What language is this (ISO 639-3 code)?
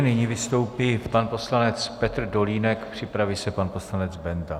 ces